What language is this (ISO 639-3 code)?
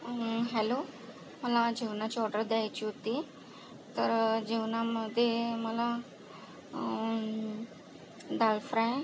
mar